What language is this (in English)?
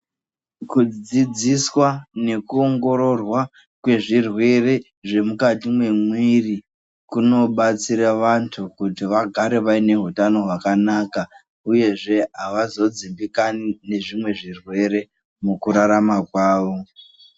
Ndau